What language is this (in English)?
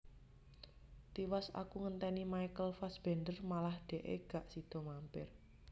Javanese